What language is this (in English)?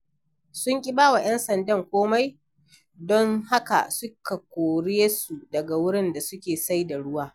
Hausa